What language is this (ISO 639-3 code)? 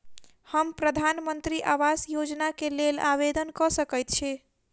mai